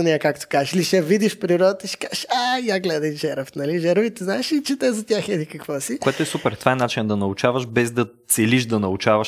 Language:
Bulgarian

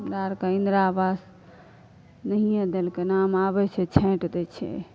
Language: Maithili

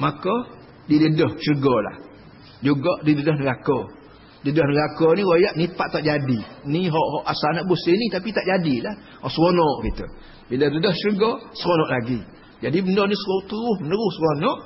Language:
Malay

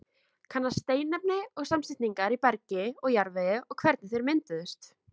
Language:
Icelandic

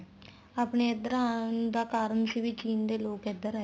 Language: Punjabi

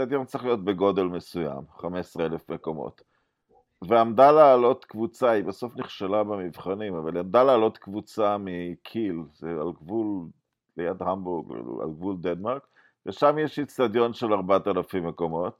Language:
Hebrew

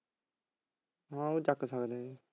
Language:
Punjabi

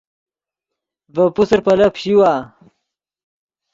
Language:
Yidgha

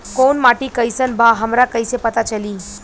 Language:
Bhojpuri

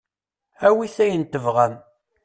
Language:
Kabyle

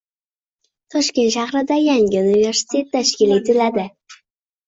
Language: Uzbek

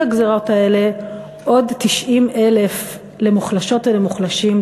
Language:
Hebrew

